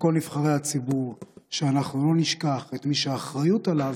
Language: Hebrew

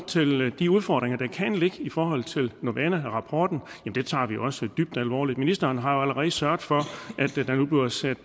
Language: Danish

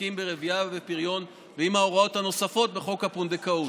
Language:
Hebrew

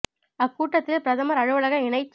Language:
Tamil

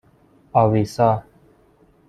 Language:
Persian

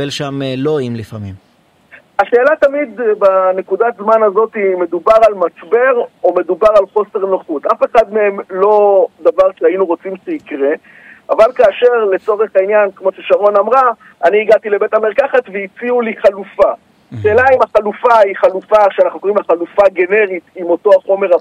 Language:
Hebrew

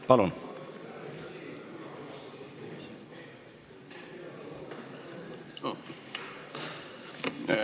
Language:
Estonian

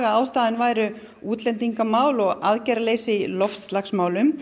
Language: Icelandic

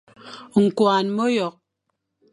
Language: Fang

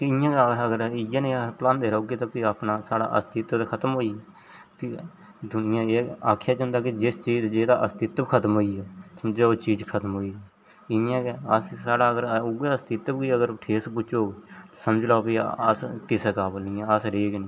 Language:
Dogri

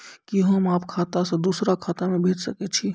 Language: Maithili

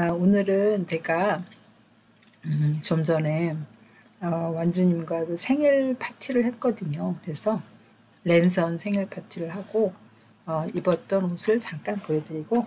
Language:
Korean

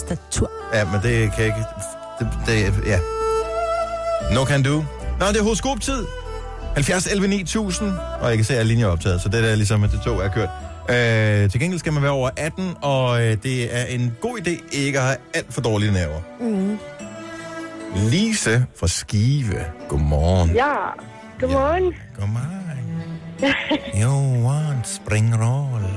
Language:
Danish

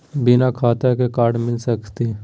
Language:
Magahi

